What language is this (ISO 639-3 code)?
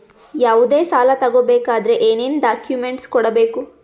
kan